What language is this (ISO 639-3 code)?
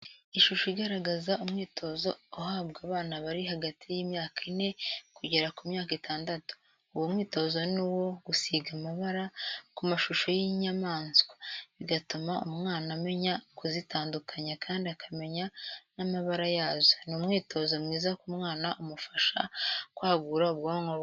kin